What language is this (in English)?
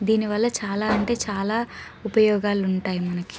Telugu